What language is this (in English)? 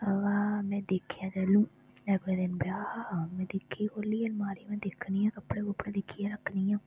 Dogri